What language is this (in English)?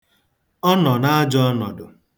Igbo